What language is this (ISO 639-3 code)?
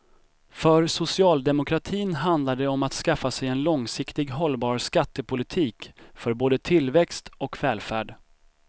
swe